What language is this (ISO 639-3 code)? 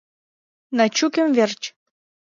chm